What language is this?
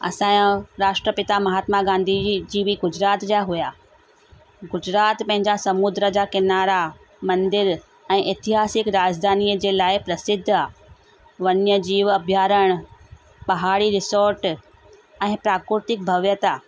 Sindhi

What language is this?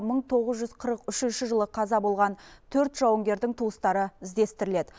Kazakh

